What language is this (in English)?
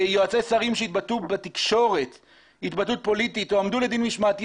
Hebrew